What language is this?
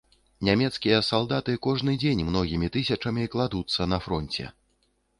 Belarusian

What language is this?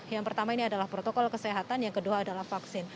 Indonesian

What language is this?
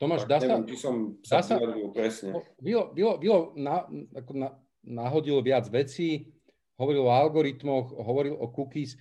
Slovak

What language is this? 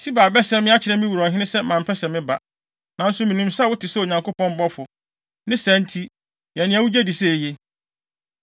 Akan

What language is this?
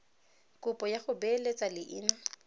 Tswana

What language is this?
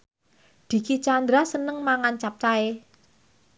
Javanese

